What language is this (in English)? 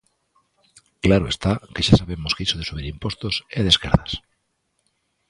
Galician